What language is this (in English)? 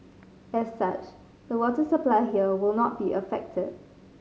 English